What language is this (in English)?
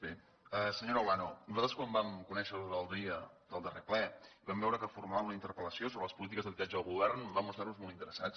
Catalan